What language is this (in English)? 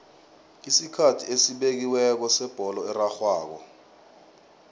South Ndebele